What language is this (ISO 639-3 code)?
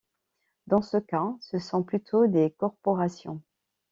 fra